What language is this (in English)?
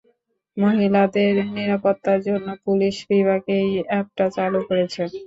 Bangla